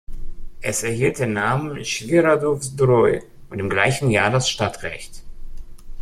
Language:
German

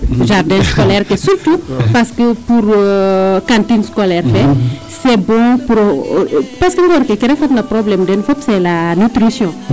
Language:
Serer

